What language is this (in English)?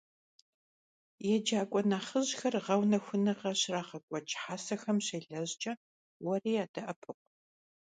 Kabardian